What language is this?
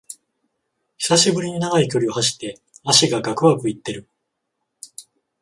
Japanese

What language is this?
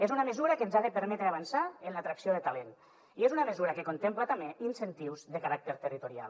Catalan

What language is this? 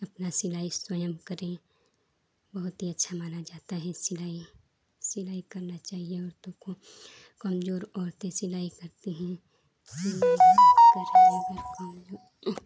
Hindi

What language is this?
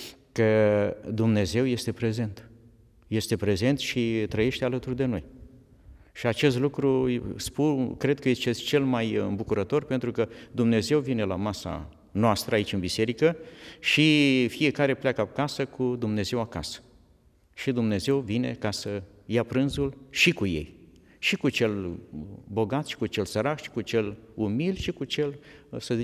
Romanian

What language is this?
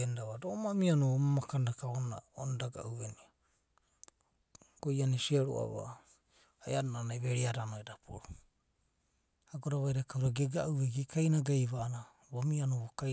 Abadi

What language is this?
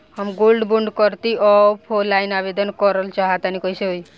Bhojpuri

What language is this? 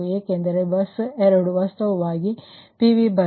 Kannada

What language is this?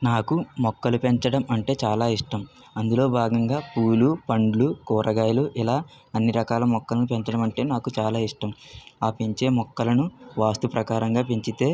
Telugu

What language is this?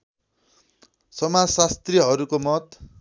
Nepali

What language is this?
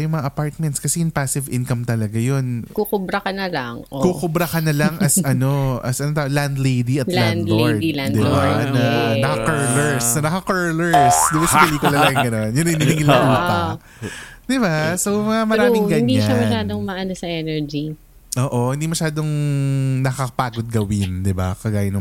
Filipino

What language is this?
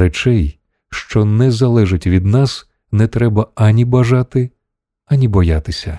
Ukrainian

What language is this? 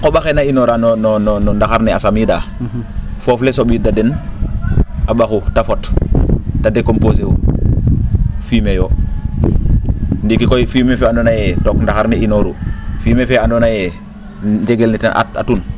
Serer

